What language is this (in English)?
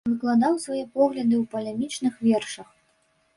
Belarusian